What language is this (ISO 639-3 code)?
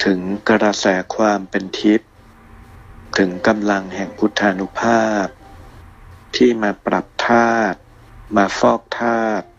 tha